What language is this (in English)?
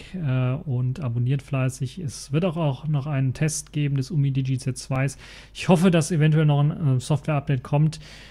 German